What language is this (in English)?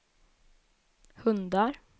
Swedish